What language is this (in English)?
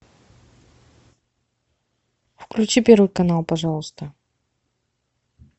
Russian